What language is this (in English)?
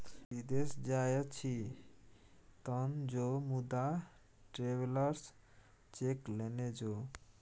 Maithili